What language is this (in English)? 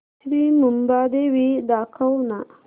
Marathi